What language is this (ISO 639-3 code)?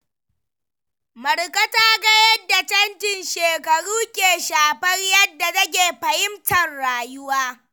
hau